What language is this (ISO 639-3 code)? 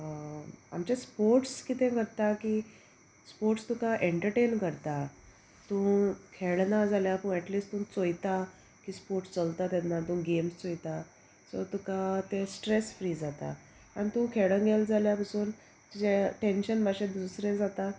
kok